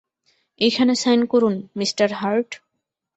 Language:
Bangla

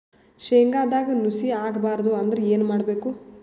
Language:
Kannada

